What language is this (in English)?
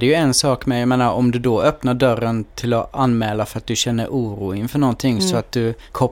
Swedish